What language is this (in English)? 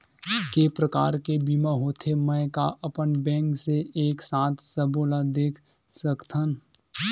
Chhattisgarhi